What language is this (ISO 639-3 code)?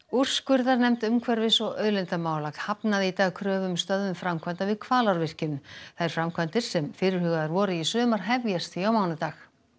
isl